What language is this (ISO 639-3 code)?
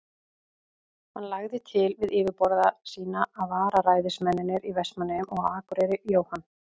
isl